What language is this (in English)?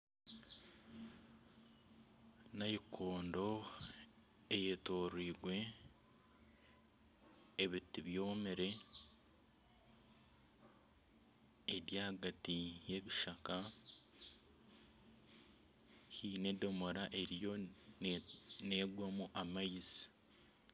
Nyankole